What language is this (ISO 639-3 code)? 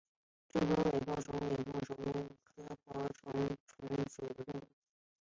zho